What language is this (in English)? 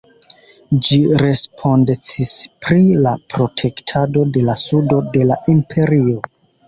Esperanto